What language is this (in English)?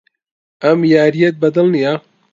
Central Kurdish